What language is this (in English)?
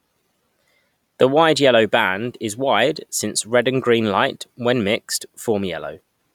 English